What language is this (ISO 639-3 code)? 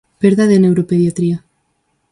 glg